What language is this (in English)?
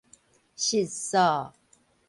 Min Nan Chinese